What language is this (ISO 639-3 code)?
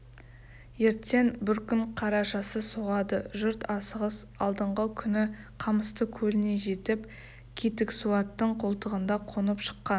kaz